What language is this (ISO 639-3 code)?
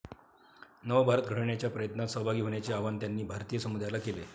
mar